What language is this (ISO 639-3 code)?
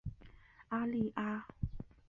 zho